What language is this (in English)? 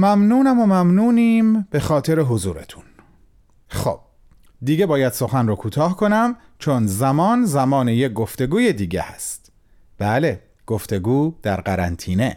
Persian